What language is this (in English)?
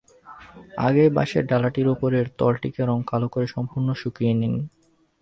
Bangla